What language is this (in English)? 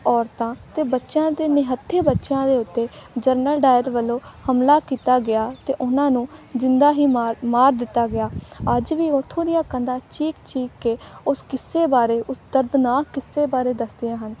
Punjabi